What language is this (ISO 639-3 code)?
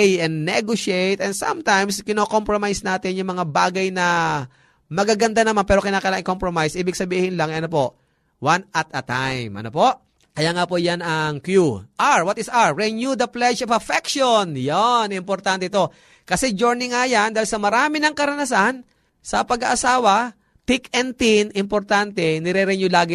fil